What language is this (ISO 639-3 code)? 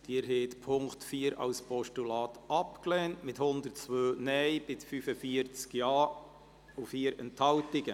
gsw